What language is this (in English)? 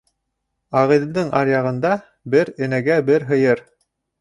Bashkir